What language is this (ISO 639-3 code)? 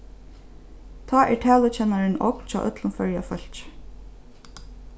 fao